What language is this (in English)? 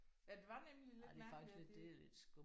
Danish